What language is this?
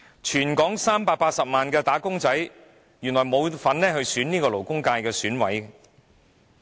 Cantonese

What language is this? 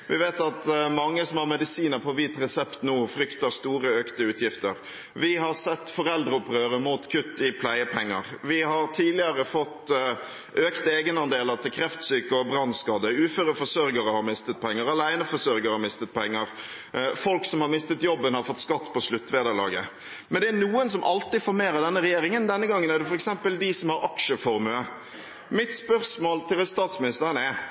Norwegian Bokmål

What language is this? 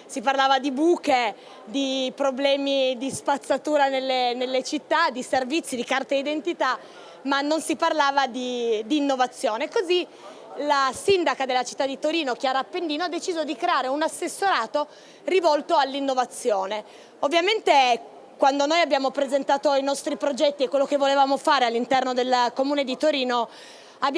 Italian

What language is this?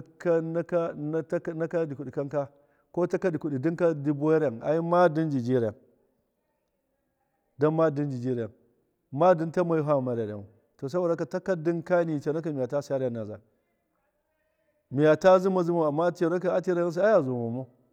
Miya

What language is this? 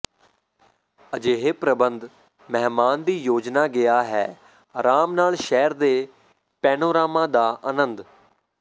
Punjabi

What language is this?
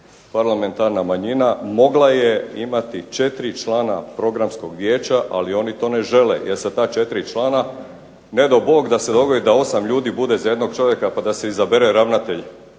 Croatian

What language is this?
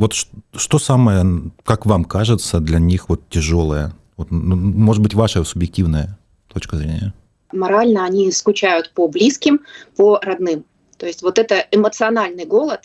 Russian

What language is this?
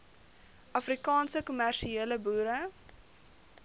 Afrikaans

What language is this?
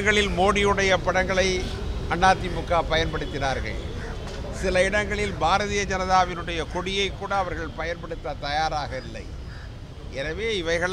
Italian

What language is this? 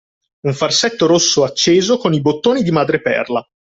Italian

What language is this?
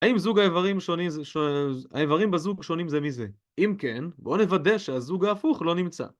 Hebrew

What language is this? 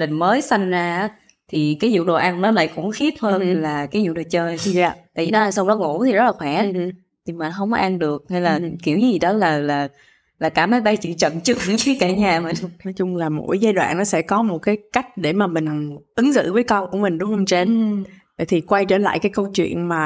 Vietnamese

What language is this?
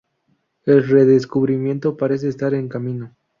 Spanish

